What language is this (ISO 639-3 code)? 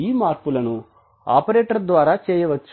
tel